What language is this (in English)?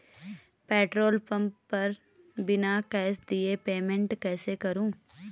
Hindi